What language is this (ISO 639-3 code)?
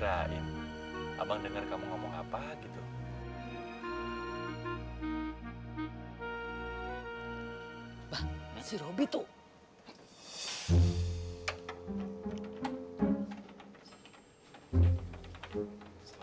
ind